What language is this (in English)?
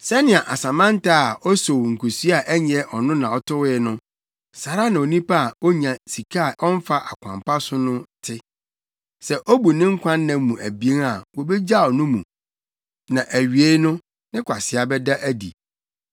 Akan